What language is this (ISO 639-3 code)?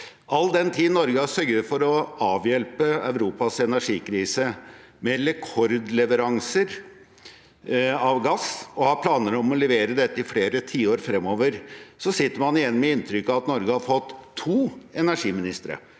nor